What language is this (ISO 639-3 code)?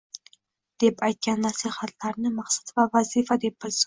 uzb